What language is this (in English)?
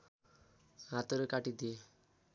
Nepali